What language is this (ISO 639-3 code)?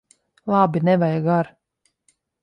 lav